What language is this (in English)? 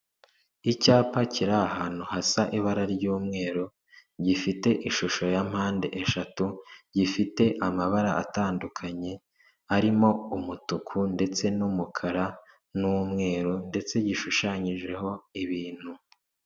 Kinyarwanda